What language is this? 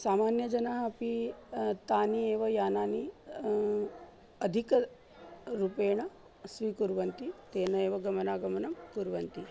Sanskrit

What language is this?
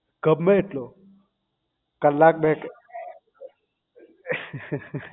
Gujarati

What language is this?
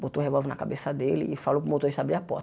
Portuguese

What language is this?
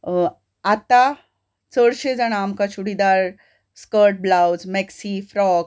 Konkani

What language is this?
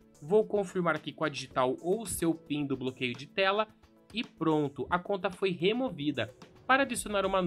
Portuguese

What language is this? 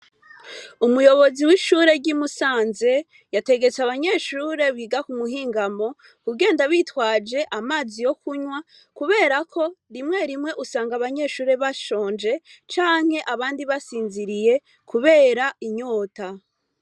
Rundi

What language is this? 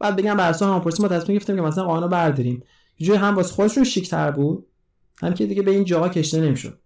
Persian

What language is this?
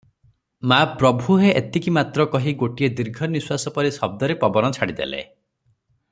Odia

